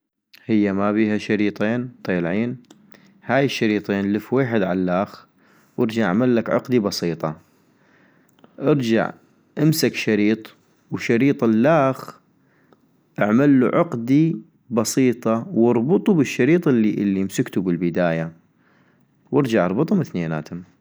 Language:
North Mesopotamian Arabic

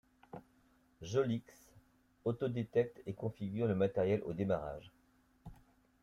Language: French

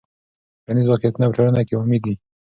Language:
Pashto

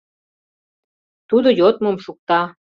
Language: Mari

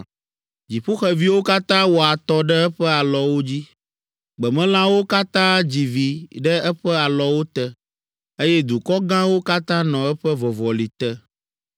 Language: Ewe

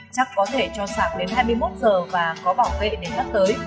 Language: Vietnamese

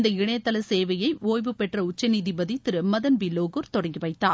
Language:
Tamil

